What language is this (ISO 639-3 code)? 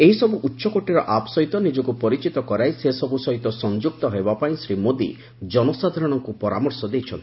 ori